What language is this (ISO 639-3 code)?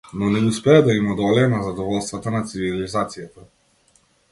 mkd